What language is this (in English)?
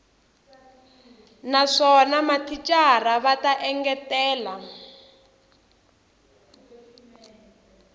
Tsonga